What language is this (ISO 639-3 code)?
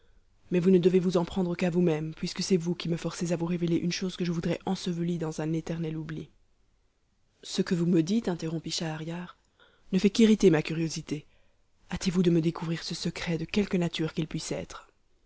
fra